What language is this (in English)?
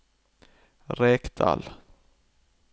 Norwegian